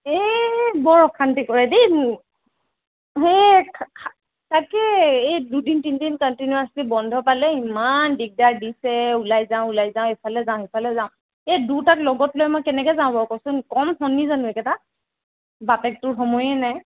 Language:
Assamese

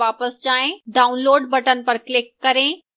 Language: Hindi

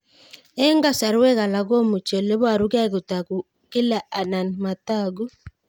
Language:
Kalenjin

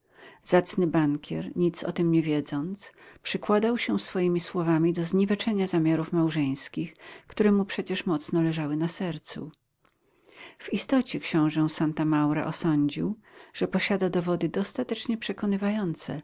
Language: Polish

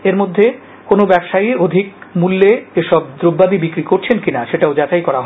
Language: Bangla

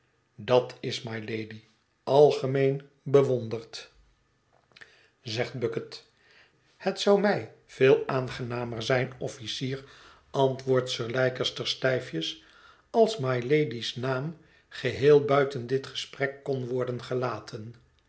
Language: Dutch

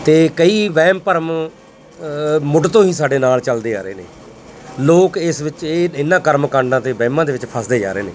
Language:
Punjabi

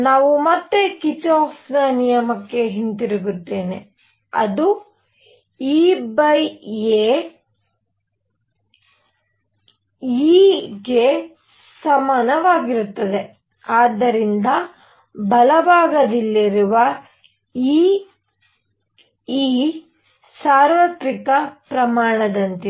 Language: Kannada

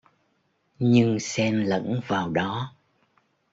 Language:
Vietnamese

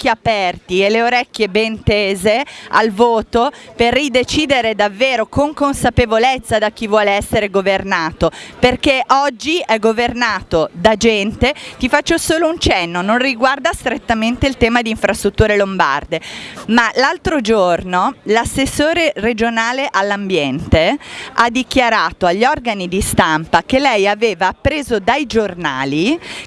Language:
Italian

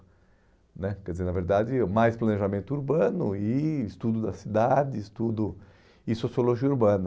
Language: Portuguese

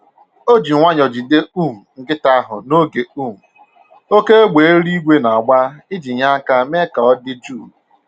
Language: Igbo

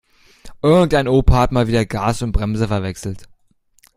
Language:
German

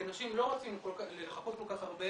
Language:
Hebrew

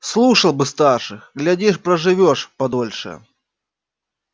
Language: Russian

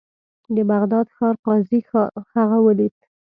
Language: Pashto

